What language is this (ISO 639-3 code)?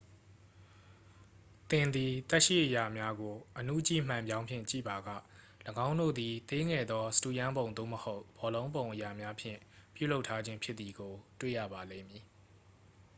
mya